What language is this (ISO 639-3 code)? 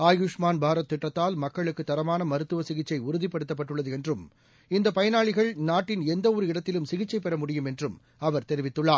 tam